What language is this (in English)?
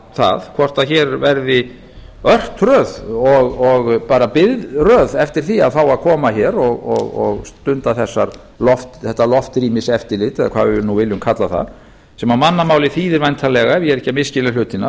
Icelandic